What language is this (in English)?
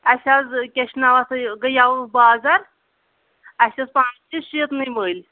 Kashmiri